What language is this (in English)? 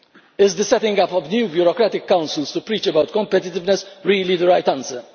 English